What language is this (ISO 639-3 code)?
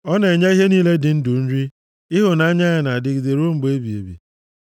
ibo